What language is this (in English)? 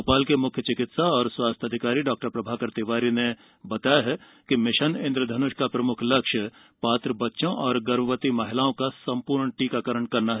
Hindi